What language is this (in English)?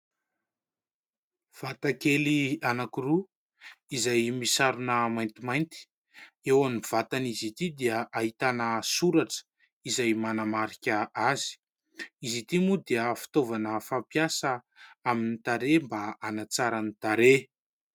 Malagasy